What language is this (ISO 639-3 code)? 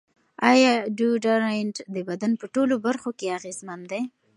pus